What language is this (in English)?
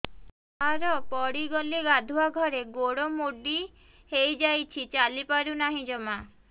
Odia